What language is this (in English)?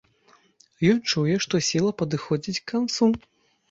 Belarusian